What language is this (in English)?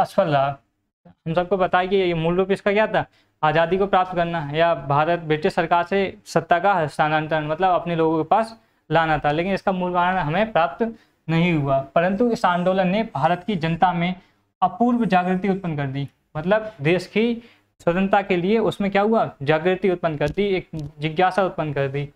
Hindi